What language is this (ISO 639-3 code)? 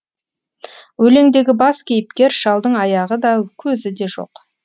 kaz